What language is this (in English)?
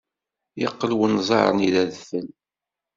Kabyle